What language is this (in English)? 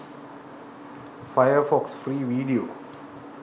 Sinhala